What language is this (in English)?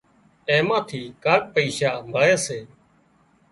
Wadiyara Koli